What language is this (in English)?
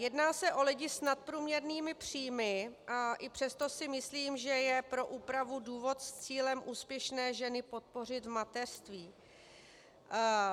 Czech